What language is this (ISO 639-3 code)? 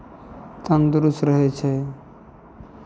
mai